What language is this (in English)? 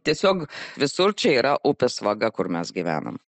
Lithuanian